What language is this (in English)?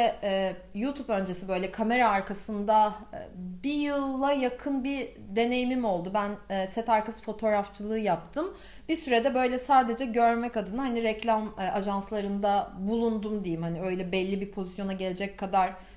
Turkish